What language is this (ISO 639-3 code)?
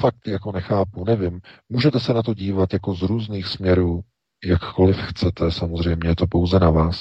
ces